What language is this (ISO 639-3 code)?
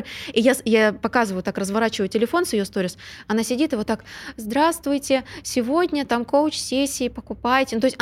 rus